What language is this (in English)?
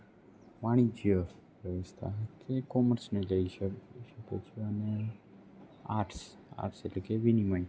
Gujarati